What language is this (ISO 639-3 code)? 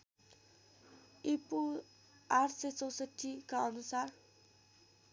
nep